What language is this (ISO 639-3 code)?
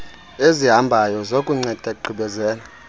xho